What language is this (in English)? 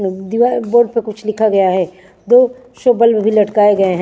Hindi